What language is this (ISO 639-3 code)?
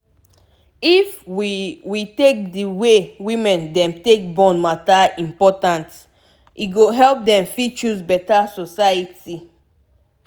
pcm